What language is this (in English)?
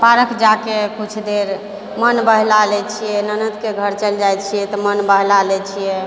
Maithili